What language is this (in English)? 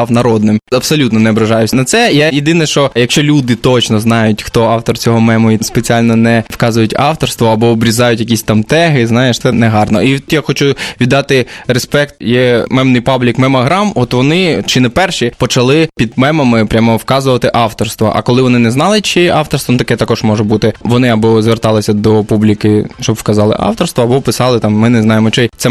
Ukrainian